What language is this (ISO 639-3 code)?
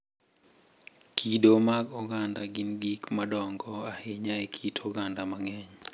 luo